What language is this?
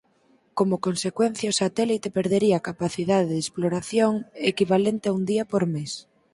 Galician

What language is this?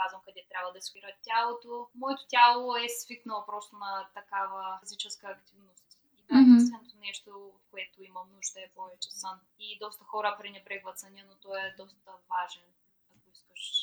Bulgarian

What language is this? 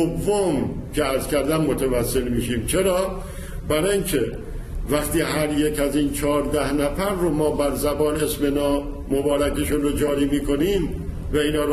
Persian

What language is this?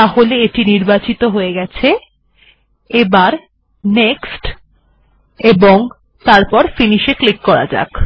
Bangla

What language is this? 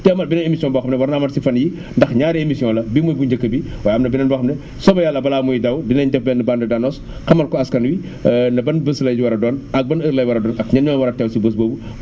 Wolof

